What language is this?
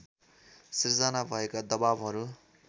Nepali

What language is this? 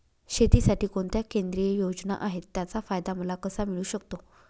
Marathi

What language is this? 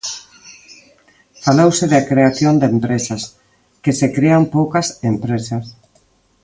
Galician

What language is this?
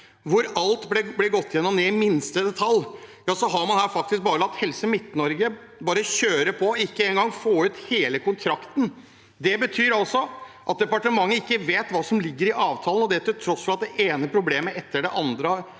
Norwegian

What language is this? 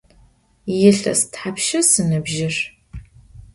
Adyghe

